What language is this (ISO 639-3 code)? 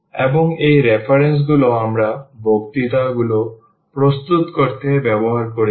ben